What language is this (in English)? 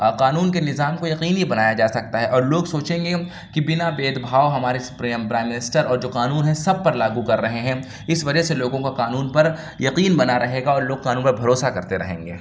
Urdu